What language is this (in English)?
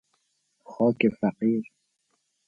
Persian